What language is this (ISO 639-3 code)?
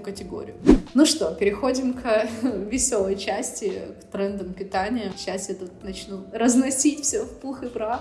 rus